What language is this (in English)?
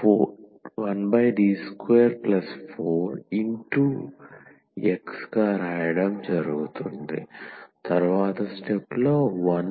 Telugu